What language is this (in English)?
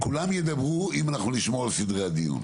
Hebrew